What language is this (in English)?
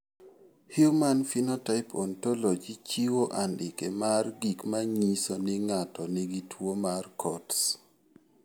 Luo (Kenya and Tanzania)